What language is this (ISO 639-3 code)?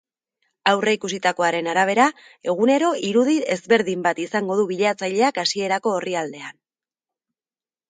eus